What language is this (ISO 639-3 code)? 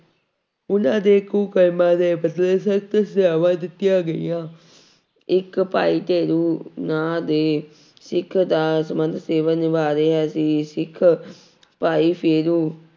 pan